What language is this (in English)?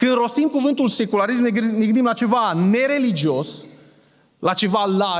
Romanian